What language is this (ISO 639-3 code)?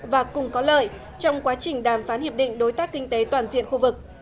vie